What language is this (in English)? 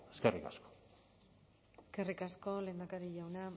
Basque